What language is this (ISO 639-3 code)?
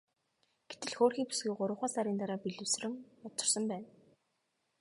mon